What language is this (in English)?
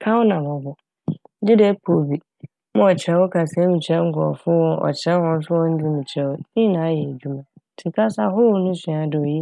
Akan